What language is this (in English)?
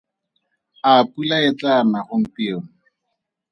Tswana